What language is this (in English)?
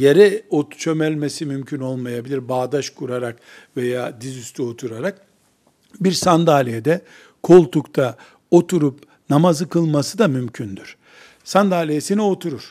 Turkish